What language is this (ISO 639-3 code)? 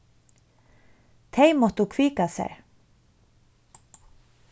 fao